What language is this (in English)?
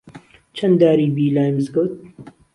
Central Kurdish